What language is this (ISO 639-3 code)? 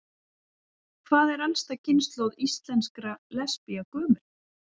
isl